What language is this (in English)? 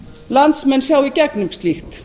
Icelandic